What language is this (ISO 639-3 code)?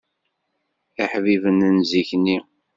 kab